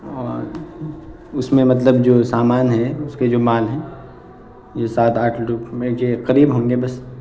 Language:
Urdu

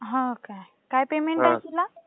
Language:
Marathi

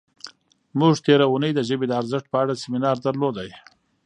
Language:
Pashto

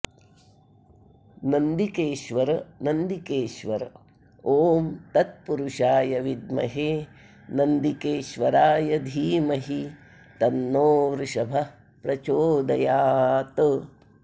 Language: Sanskrit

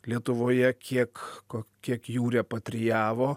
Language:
Lithuanian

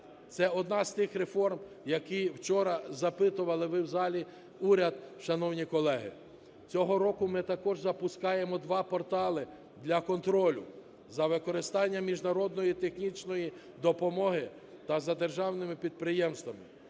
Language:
Ukrainian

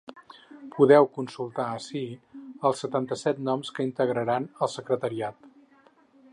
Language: Catalan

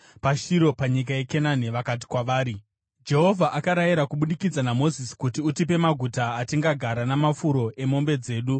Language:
Shona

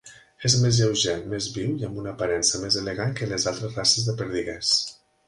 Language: Catalan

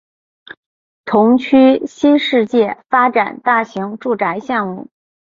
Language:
Chinese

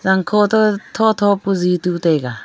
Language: Wancho Naga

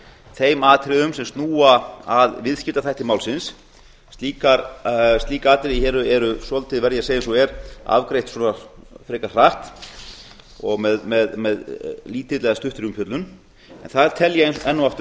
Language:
Icelandic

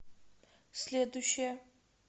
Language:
Russian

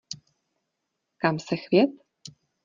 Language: Czech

